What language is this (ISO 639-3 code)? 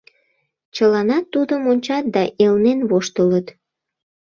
chm